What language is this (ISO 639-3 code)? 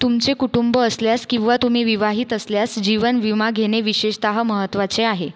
mar